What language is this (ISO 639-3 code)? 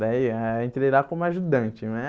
por